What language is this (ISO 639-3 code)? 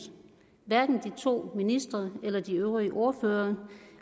dan